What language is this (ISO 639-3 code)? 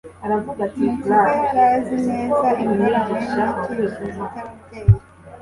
kin